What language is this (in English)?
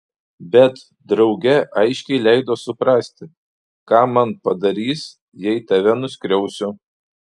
Lithuanian